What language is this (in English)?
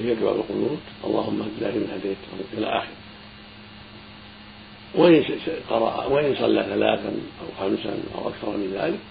Arabic